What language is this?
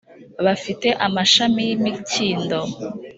Kinyarwanda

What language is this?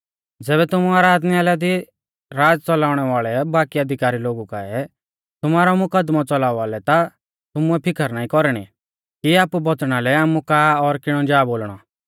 Mahasu Pahari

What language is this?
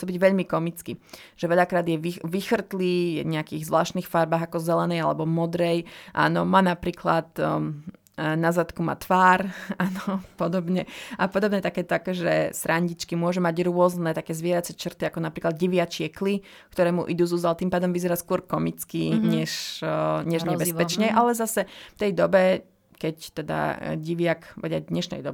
Slovak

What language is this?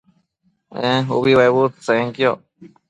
Matsés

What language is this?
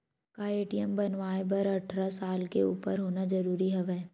Chhattisgarhi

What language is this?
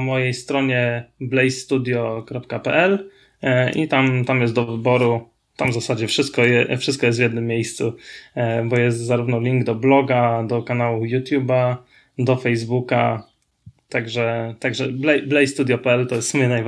Polish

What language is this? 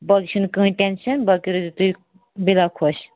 Kashmiri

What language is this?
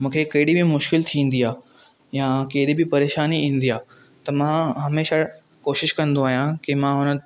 Sindhi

